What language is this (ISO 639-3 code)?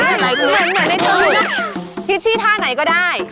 tha